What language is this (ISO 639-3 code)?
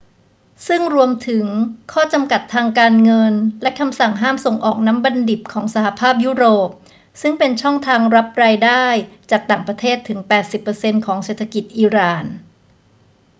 tha